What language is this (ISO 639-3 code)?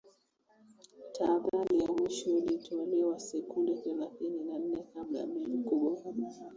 swa